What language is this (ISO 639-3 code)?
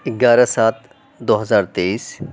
urd